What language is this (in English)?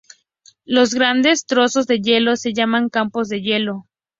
Spanish